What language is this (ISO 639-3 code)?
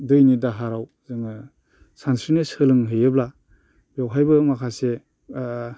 brx